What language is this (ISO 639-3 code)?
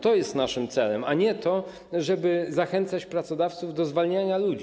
pol